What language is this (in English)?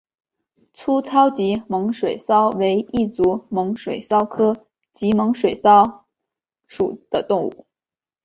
Chinese